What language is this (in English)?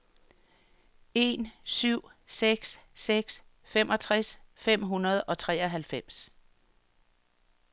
Danish